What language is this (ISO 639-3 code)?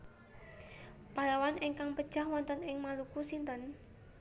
jav